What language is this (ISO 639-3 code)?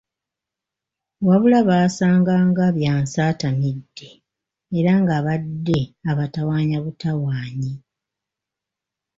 lug